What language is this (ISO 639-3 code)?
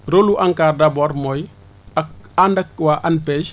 wol